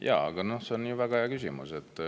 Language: Estonian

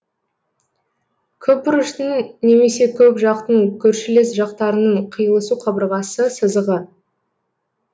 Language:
Kazakh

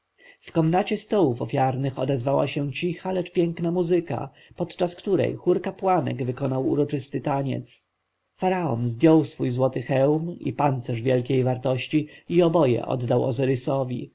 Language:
Polish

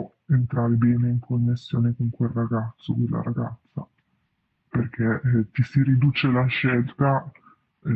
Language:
Italian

